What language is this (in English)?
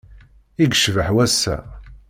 Kabyle